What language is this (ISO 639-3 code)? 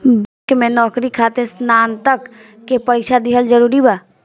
bho